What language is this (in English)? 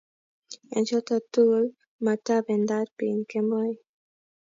Kalenjin